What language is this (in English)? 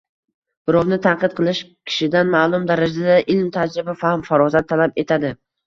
Uzbek